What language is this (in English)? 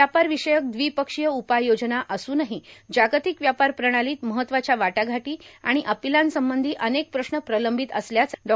Marathi